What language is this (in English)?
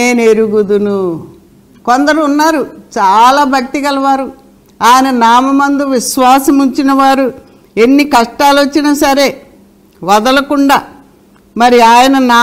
Telugu